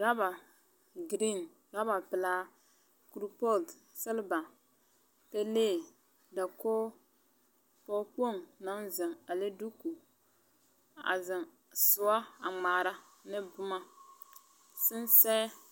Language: Southern Dagaare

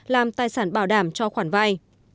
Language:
Vietnamese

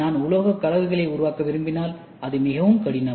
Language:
Tamil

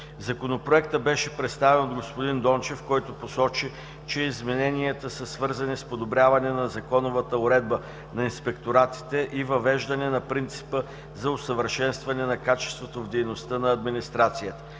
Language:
Bulgarian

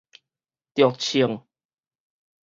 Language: Min Nan Chinese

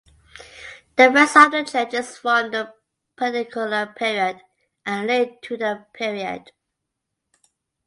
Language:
English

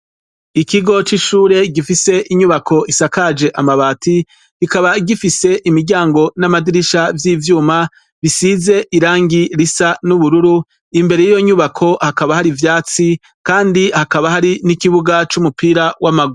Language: Rundi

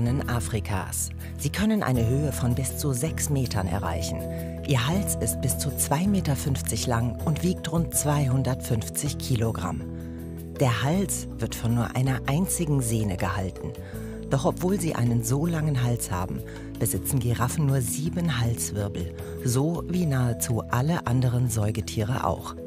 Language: German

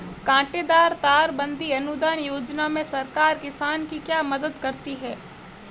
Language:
Hindi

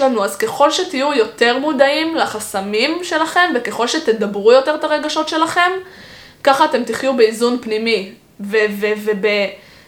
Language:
Hebrew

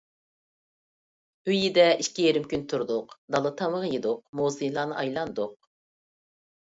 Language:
Uyghur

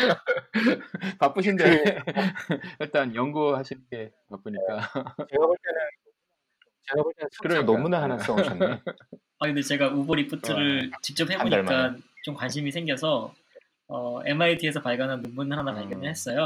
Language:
Korean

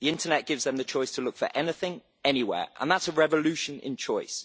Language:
English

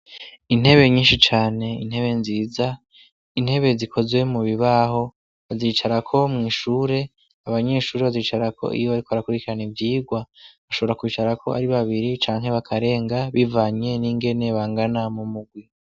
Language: Rundi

